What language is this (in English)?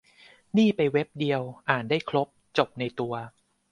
Thai